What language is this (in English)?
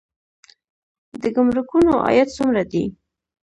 Pashto